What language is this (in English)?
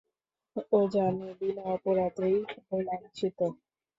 Bangla